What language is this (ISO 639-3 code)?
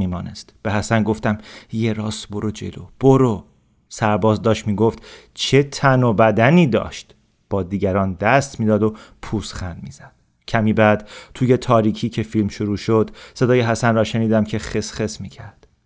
fas